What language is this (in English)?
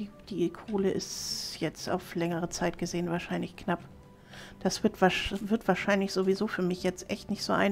German